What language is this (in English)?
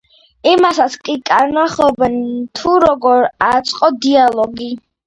Georgian